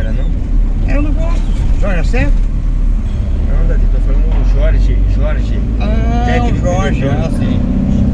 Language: Portuguese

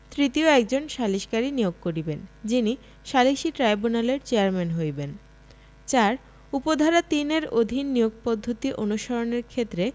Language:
Bangla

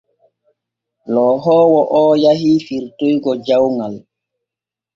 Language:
Borgu Fulfulde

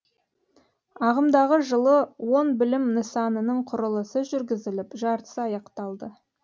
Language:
Kazakh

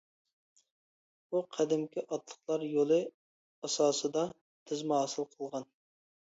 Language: Uyghur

